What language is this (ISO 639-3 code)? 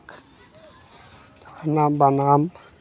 sat